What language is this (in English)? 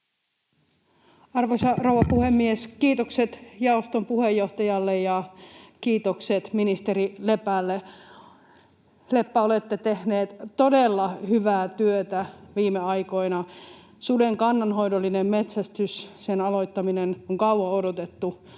Finnish